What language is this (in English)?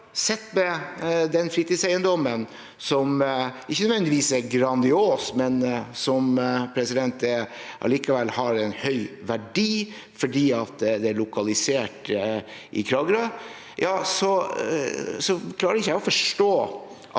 Norwegian